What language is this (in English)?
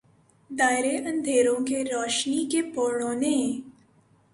Urdu